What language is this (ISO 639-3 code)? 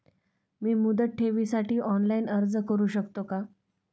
mar